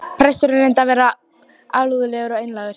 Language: Icelandic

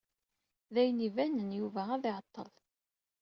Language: Kabyle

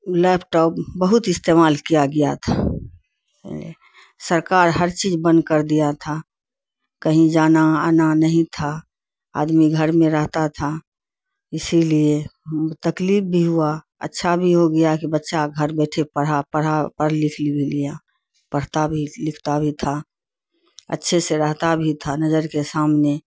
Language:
Urdu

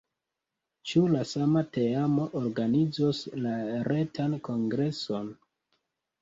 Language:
Esperanto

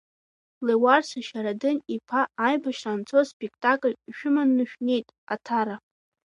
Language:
Abkhazian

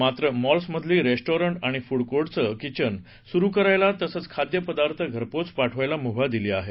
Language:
Marathi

